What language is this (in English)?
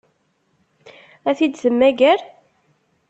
Kabyle